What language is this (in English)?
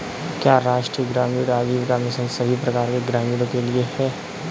Hindi